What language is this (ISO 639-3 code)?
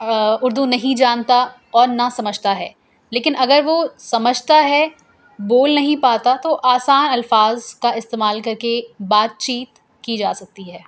urd